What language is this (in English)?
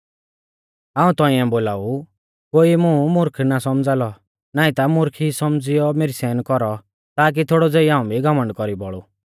Mahasu Pahari